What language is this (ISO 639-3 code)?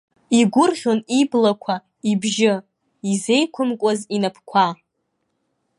abk